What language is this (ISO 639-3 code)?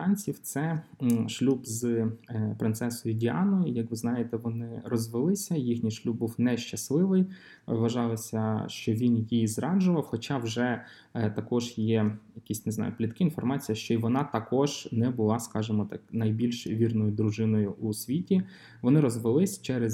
ukr